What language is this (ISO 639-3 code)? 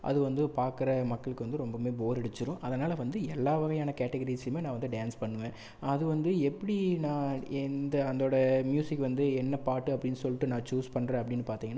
tam